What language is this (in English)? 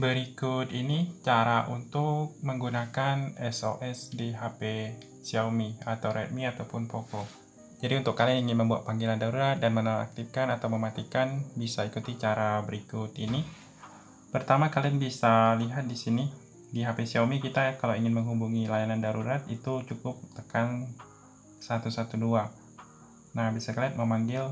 Indonesian